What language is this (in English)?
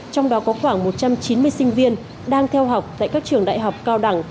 Vietnamese